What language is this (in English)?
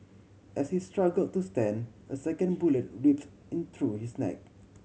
English